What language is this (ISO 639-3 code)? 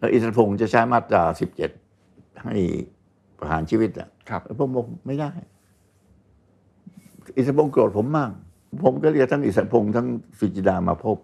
tha